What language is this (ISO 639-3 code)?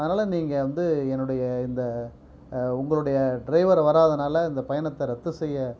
tam